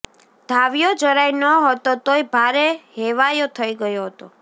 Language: Gujarati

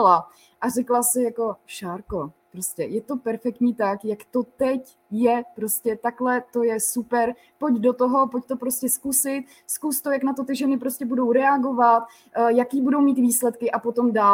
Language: Czech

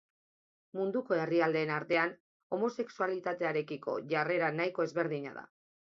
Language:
Basque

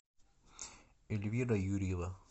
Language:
Russian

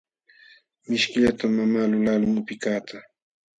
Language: Jauja Wanca Quechua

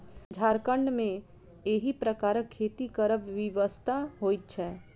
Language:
Maithili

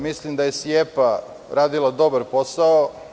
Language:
Serbian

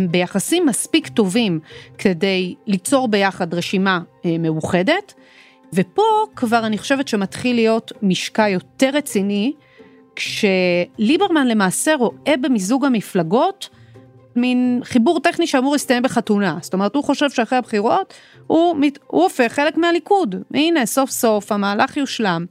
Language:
Hebrew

